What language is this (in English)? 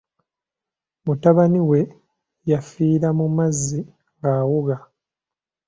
Ganda